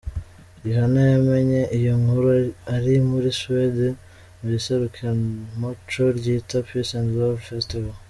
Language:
Kinyarwanda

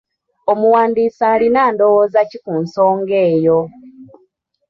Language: Ganda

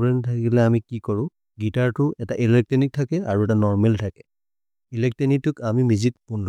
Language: Maria (India)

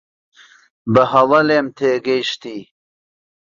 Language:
Central Kurdish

